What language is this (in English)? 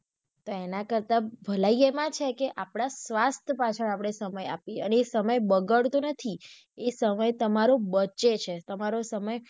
Gujarati